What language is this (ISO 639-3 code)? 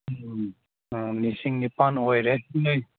mni